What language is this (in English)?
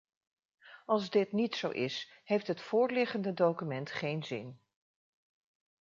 Dutch